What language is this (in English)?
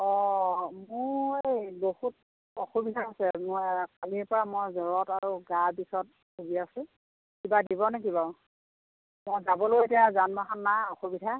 Assamese